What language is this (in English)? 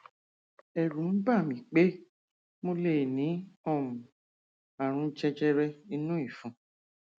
Yoruba